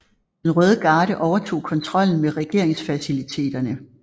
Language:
Danish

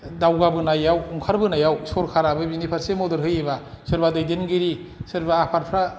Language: Bodo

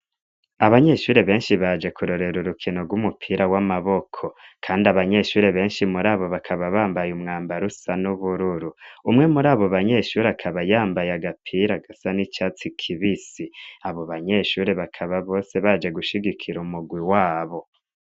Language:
Rundi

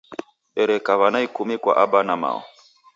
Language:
Taita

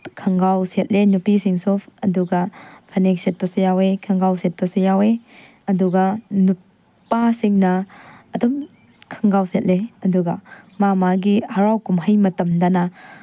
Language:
Manipuri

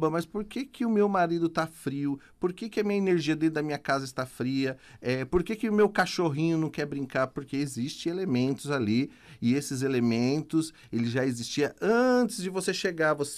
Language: Portuguese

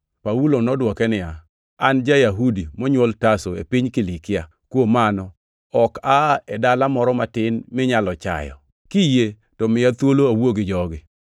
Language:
Luo (Kenya and Tanzania)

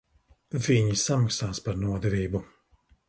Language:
Latvian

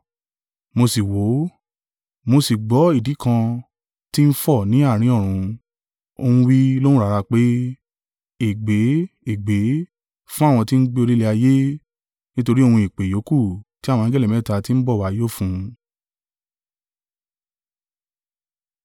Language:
Yoruba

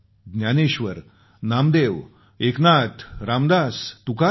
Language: Marathi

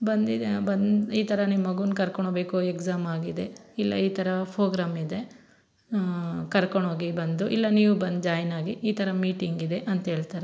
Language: Kannada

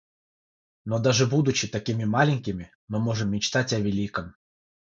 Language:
Russian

